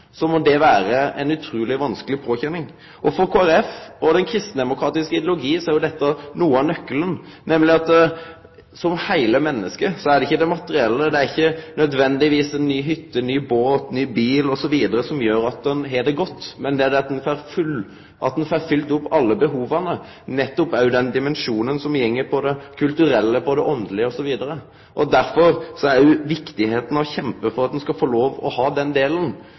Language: Norwegian Nynorsk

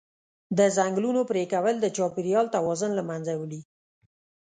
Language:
Pashto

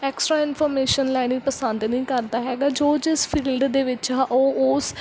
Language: Punjabi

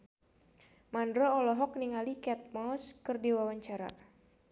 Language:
Sundanese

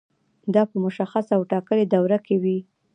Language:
Pashto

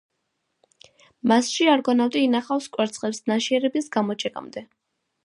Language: Georgian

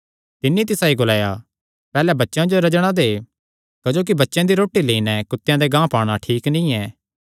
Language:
Kangri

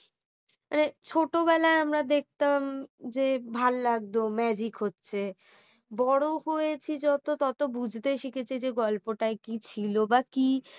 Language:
Bangla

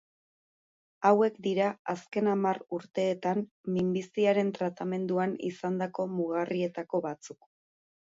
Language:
Basque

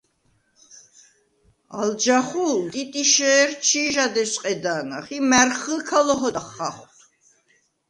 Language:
Svan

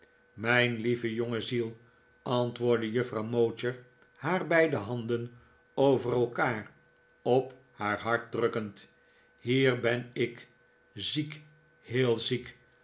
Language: Dutch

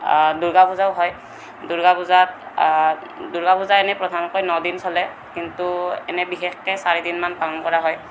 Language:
Assamese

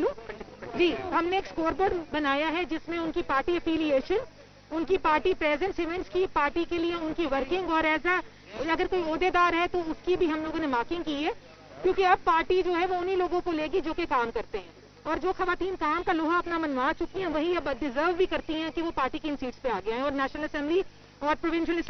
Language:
Hindi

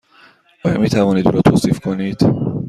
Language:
Persian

